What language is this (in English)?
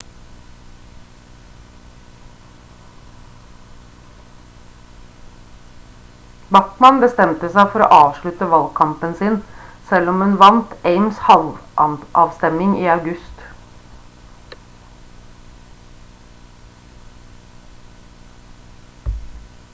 Norwegian Bokmål